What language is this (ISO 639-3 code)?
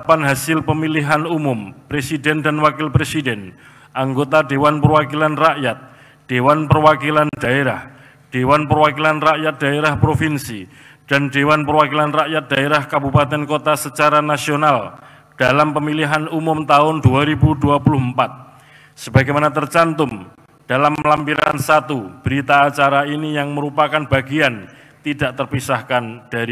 ind